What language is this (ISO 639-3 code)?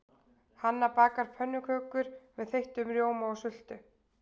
isl